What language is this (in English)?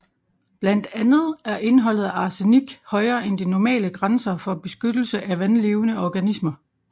Danish